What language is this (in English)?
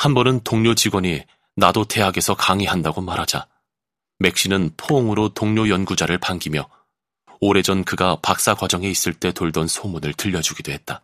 Korean